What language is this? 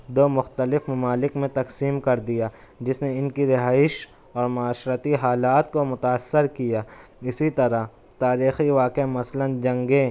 Urdu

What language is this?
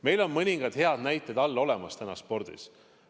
Estonian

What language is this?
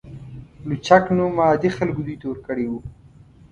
Pashto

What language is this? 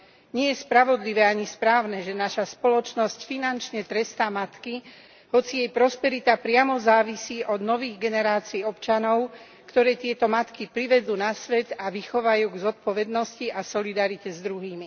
Slovak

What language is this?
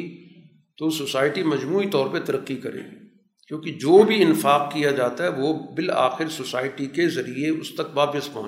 Urdu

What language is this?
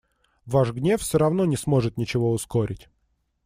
Russian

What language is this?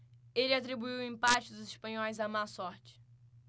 Portuguese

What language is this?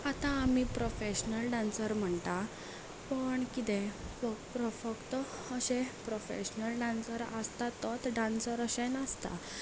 Konkani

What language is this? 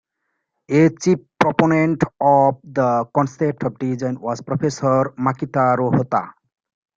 English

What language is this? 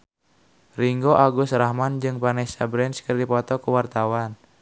Sundanese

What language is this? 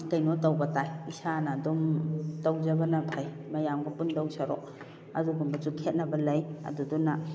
Manipuri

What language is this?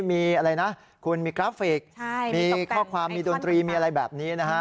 Thai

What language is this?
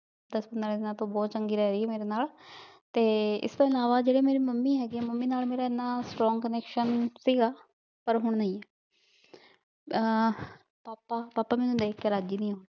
Punjabi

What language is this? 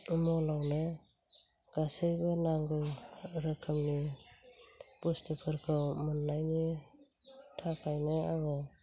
Bodo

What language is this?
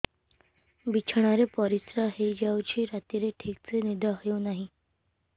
Odia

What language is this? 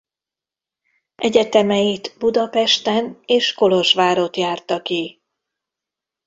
Hungarian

